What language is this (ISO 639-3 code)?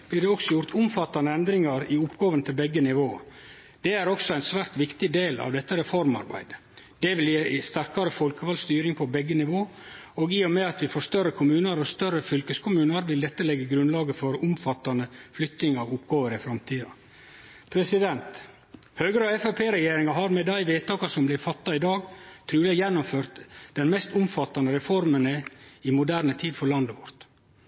nno